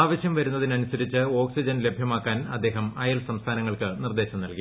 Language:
Malayalam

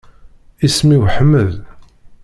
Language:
Kabyle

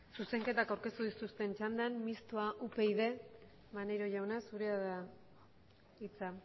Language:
Basque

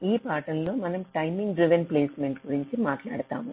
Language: Telugu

